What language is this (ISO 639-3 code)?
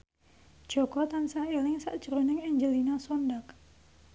jav